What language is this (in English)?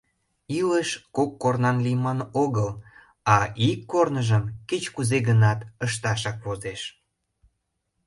Mari